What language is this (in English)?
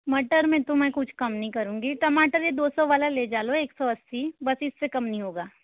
Hindi